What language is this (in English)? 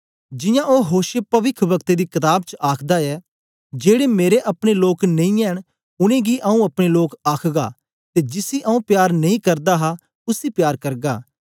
Dogri